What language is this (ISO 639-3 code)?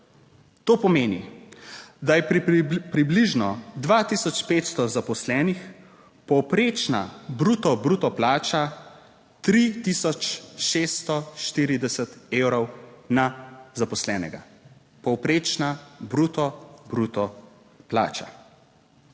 slv